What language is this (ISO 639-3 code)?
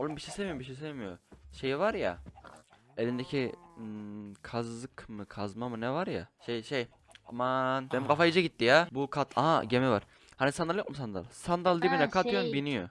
tur